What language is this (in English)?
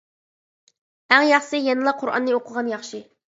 Uyghur